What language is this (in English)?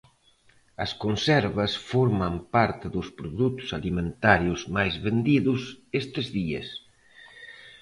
Galician